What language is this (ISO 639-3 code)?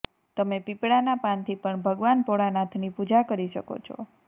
guj